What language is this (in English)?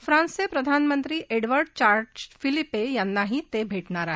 Marathi